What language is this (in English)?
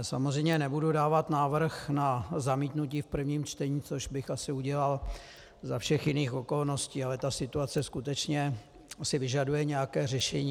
Czech